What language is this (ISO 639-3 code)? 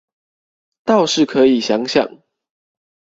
zho